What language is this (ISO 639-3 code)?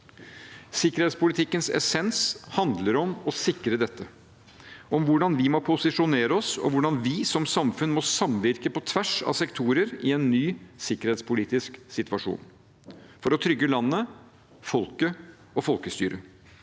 nor